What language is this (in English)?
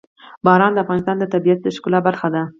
Pashto